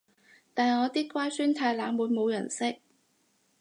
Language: Cantonese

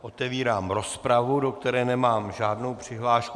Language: Czech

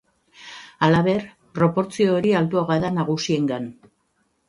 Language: Basque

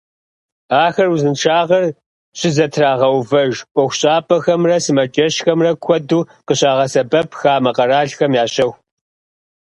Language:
Kabardian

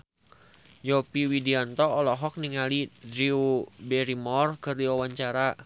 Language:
Sundanese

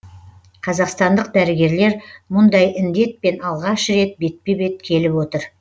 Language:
Kazakh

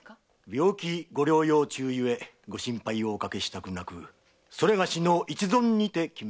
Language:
Japanese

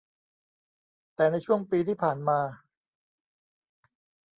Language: Thai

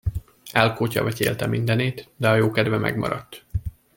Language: Hungarian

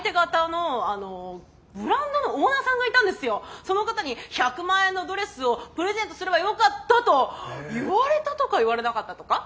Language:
Japanese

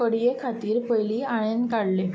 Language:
Konkani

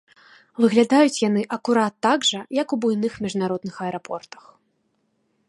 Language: Belarusian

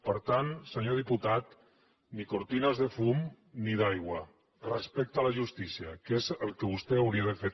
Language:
Catalan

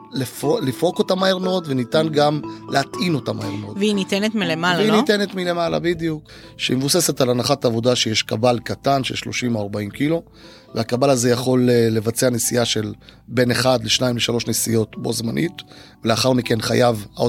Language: Hebrew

